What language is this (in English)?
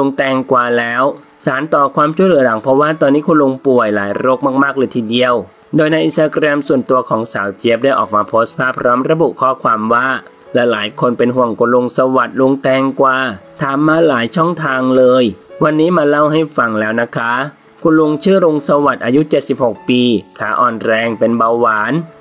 Thai